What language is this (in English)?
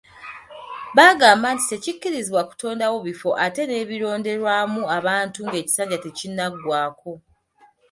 Ganda